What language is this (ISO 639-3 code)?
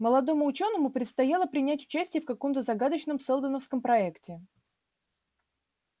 rus